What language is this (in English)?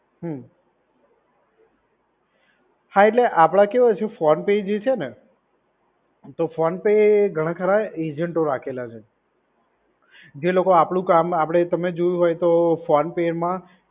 Gujarati